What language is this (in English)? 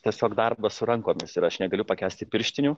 Lithuanian